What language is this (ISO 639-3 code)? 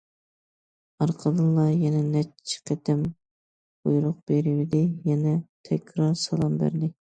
uig